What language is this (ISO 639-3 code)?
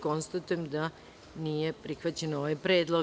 srp